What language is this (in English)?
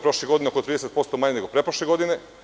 Serbian